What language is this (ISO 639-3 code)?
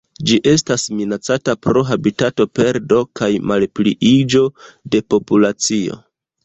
epo